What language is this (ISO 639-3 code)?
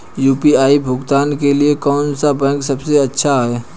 hin